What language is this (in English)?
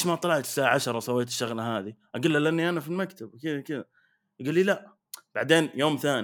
Arabic